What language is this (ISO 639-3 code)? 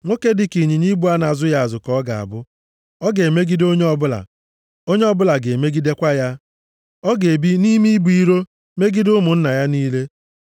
ibo